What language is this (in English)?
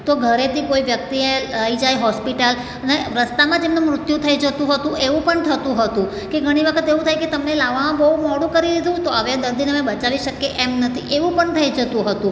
Gujarati